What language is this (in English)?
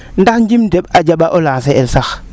Serer